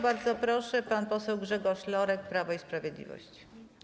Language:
Polish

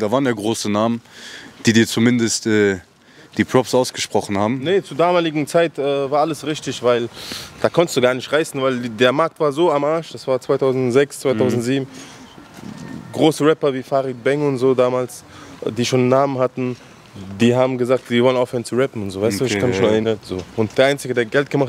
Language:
German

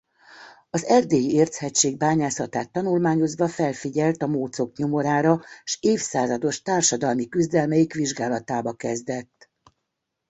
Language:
Hungarian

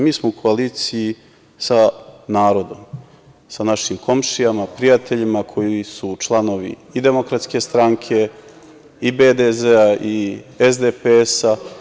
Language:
Serbian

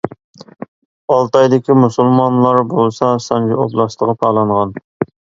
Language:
Uyghur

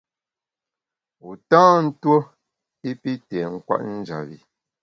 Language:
Bamun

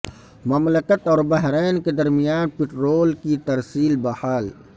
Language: Urdu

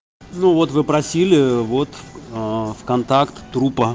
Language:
Russian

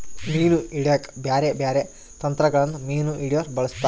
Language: Kannada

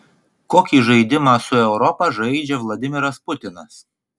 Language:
Lithuanian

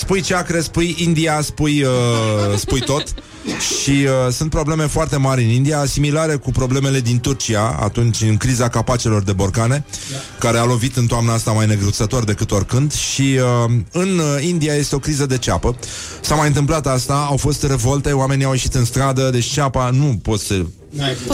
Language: Romanian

